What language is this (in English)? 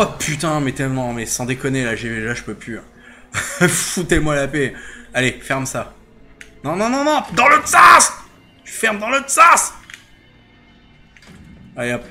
French